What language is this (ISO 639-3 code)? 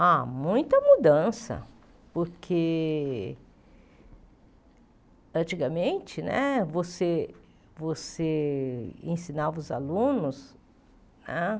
por